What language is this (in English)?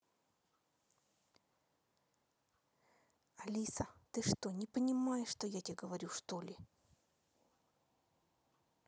Russian